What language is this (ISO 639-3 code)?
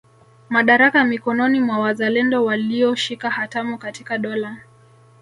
swa